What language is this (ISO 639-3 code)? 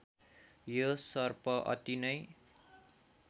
nep